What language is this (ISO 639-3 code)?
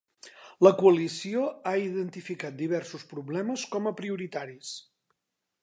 cat